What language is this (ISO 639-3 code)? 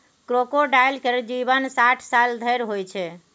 mai